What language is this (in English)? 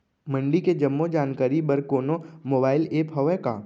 Chhattisgarhi